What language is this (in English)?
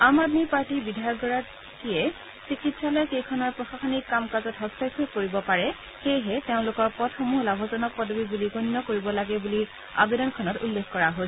Assamese